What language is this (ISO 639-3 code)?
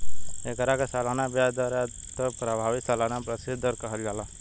bho